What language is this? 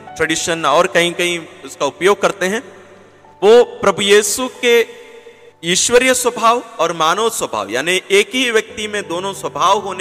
Hindi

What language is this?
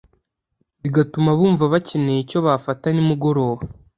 Kinyarwanda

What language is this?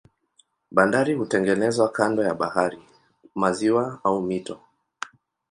Swahili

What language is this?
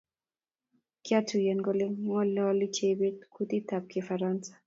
Kalenjin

